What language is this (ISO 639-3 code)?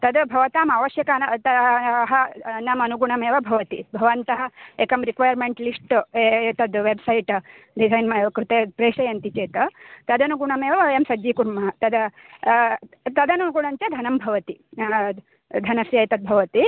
san